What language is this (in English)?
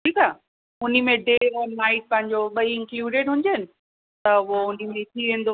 Sindhi